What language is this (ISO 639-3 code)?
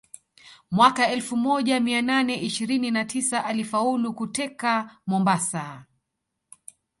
swa